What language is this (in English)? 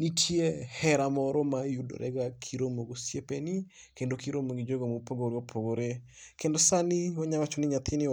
Luo (Kenya and Tanzania)